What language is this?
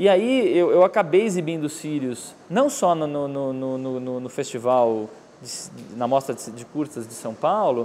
Portuguese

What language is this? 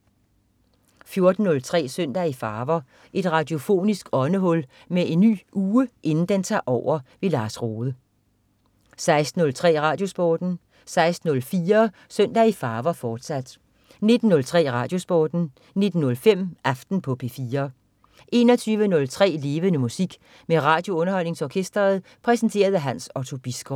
Danish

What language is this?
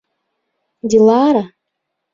Bashkir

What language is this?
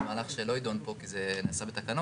Hebrew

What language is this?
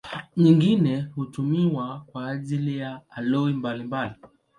Swahili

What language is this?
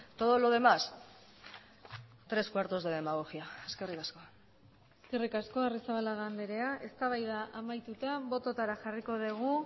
Basque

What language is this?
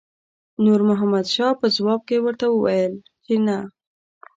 Pashto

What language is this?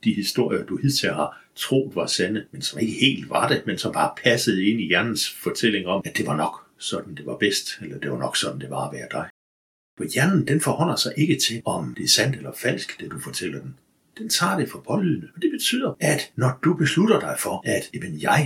Danish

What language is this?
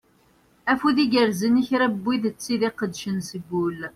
Kabyle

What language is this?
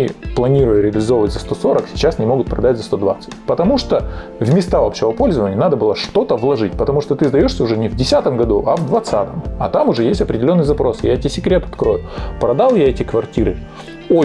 Russian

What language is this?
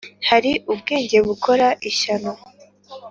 Kinyarwanda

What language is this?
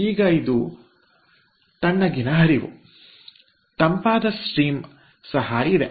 Kannada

